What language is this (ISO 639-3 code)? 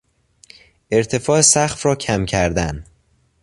fas